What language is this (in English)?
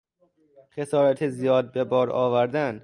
Persian